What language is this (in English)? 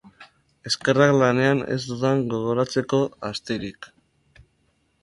Basque